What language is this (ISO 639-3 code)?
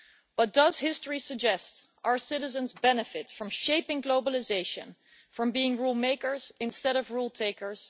eng